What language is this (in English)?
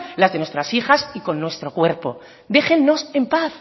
Spanish